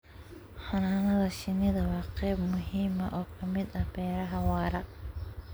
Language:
Somali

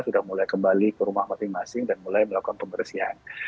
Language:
Indonesian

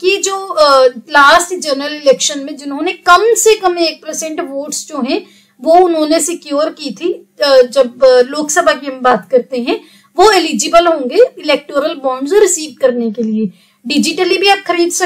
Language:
Hindi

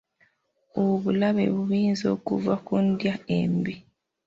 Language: Ganda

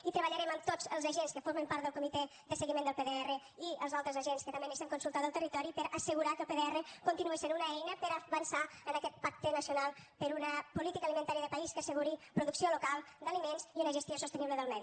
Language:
Catalan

